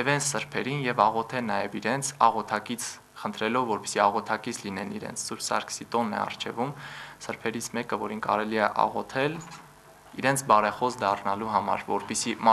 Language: Turkish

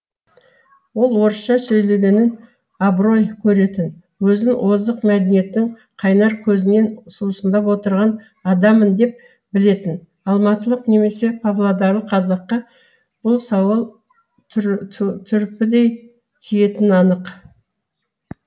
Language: Kazakh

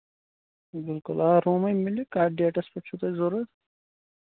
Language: Kashmiri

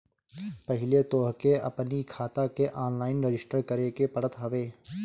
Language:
Bhojpuri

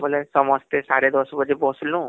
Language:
Odia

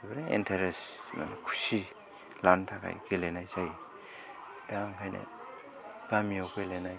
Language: Bodo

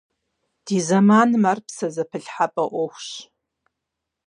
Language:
Kabardian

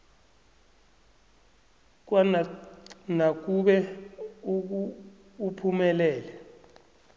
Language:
South Ndebele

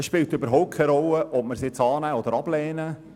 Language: Swiss German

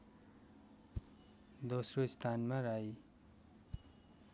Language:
Nepali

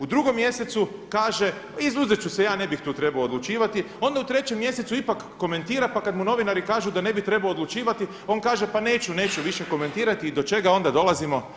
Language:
Croatian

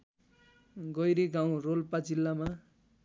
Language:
Nepali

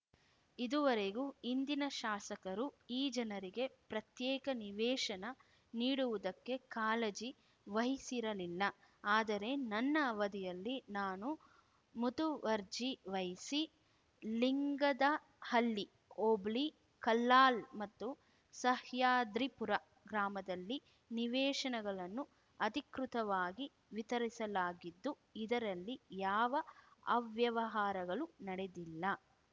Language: Kannada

